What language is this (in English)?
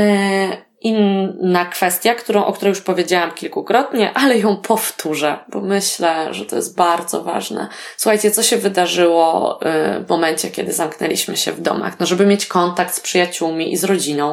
Polish